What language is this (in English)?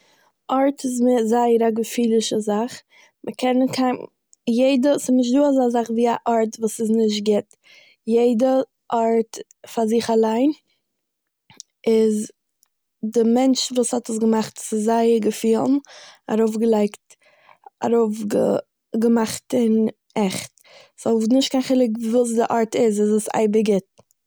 Yiddish